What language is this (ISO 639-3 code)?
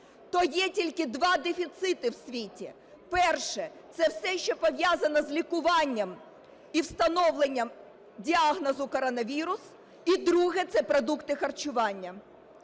ukr